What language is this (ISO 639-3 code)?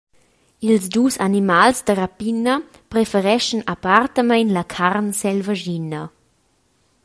roh